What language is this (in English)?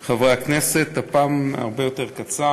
Hebrew